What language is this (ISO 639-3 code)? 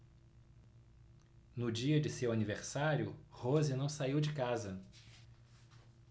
por